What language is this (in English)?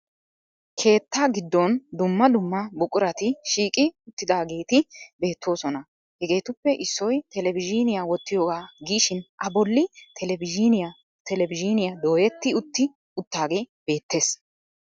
Wolaytta